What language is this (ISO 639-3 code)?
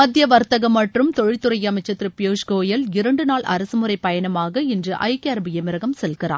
tam